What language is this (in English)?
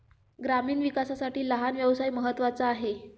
Marathi